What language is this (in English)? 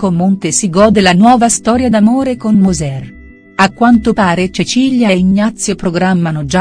Italian